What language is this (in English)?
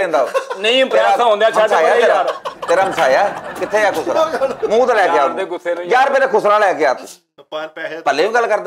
Hindi